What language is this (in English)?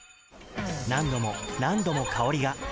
Japanese